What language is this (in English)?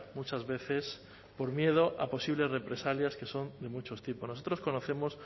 Spanish